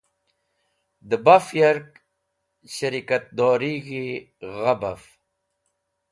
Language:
Wakhi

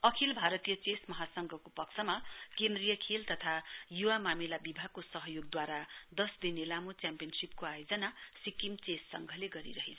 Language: Nepali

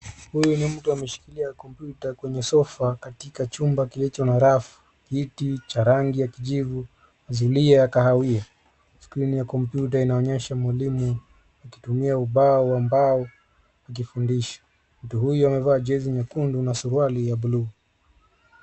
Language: Swahili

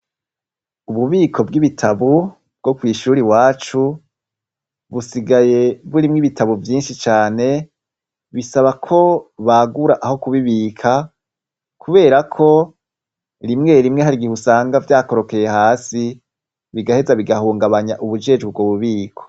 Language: Rundi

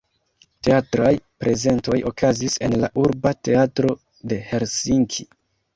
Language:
Esperanto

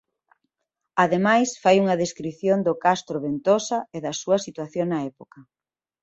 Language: Galician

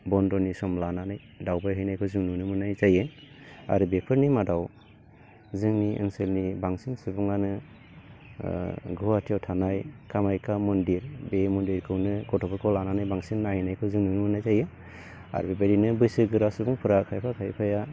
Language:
Bodo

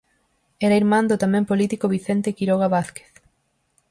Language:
Galician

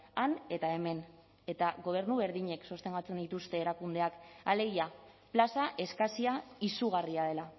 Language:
Basque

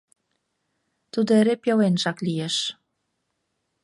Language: Mari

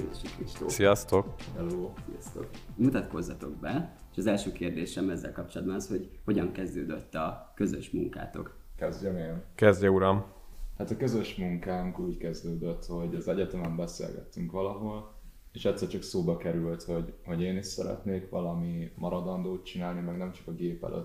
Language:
Hungarian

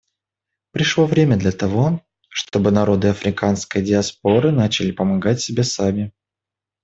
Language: Russian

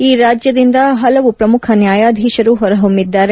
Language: Kannada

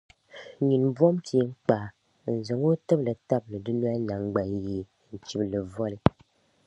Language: Dagbani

